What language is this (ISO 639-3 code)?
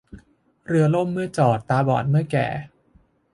tha